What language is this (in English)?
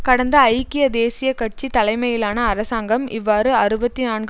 Tamil